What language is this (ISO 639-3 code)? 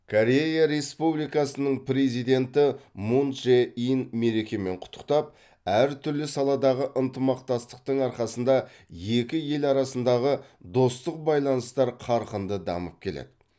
kaz